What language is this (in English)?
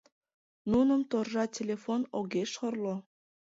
Mari